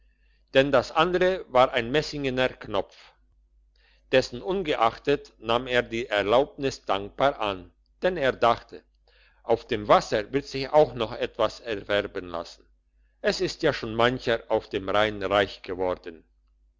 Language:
German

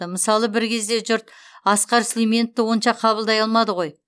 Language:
Kazakh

